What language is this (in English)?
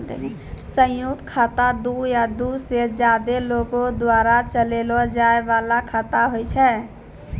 Maithili